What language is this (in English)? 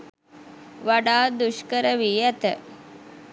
Sinhala